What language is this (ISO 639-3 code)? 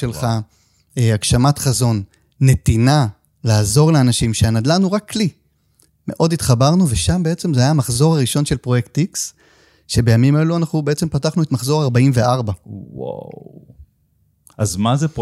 heb